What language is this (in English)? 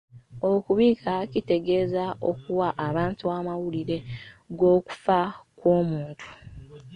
Ganda